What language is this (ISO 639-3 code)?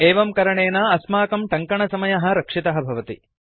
san